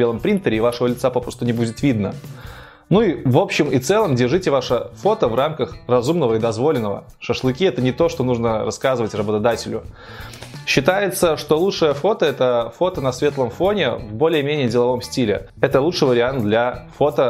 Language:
Russian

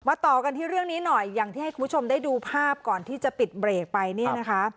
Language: Thai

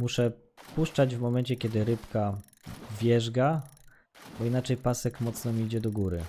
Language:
Polish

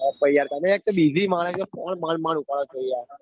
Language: Gujarati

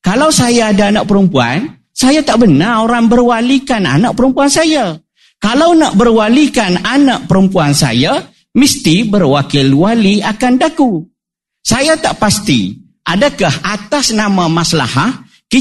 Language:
Malay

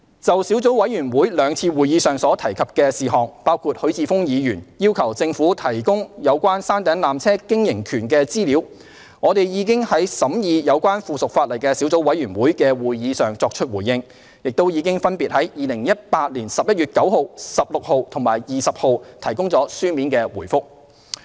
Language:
Cantonese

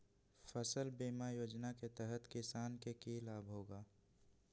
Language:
Magahi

